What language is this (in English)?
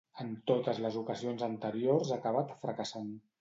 Catalan